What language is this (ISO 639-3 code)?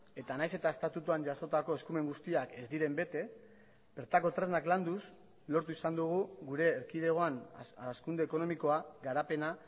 eus